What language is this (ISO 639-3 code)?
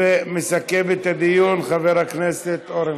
heb